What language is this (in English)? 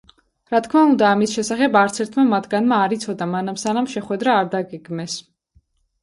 Georgian